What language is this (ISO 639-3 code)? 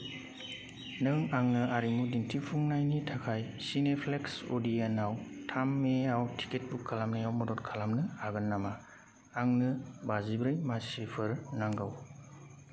brx